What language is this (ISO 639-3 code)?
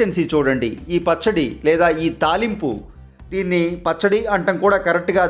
hin